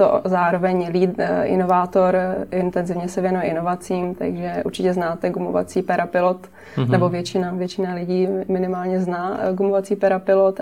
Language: Czech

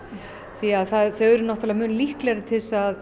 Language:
Icelandic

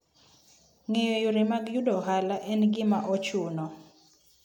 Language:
Luo (Kenya and Tanzania)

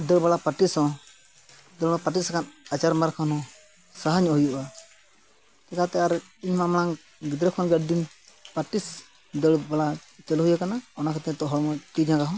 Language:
Santali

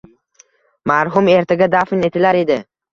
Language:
Uzbek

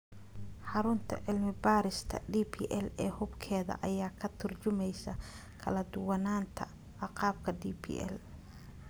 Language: Somali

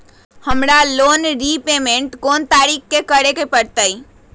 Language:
Magahi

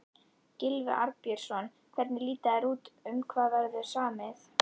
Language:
Icelandic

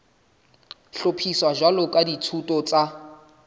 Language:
Southern Sotho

